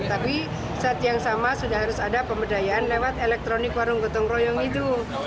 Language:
Indonesian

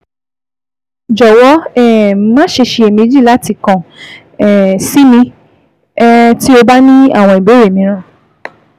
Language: Yoruba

